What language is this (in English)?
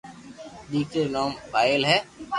Loarki